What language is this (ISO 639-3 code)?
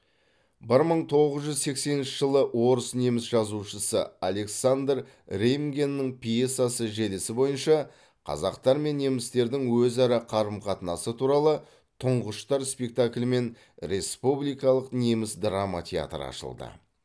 kaz